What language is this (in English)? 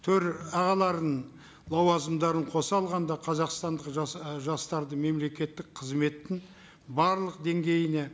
Kazakh